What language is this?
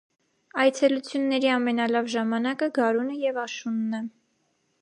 Armenian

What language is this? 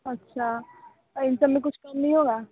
Hindi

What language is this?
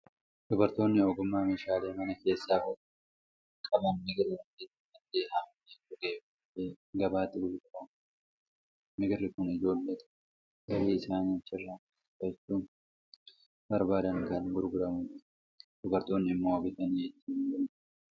Oromo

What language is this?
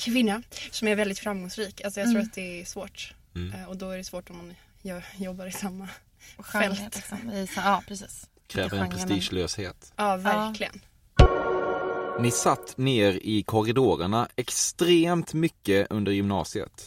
Swedish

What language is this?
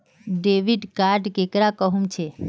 Magahi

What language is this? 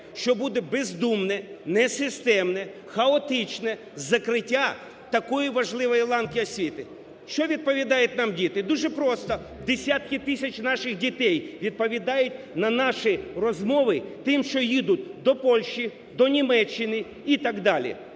Ukrainian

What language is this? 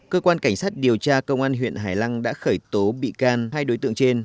Vietnamese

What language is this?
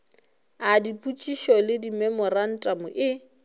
Northern Sotho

